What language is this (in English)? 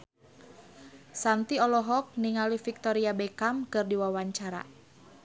Sundanese